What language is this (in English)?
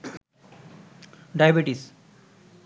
Bangla